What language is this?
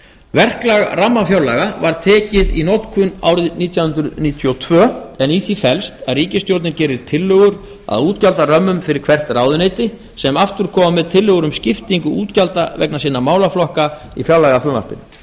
Icelandic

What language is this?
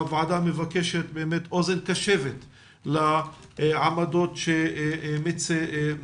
Hebrew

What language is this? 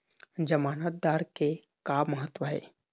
Chhattisgarhi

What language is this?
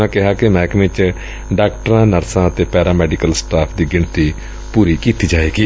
Punjabi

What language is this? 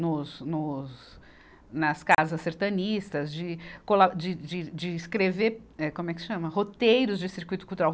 Portuguese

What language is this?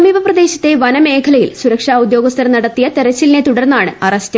Malayalam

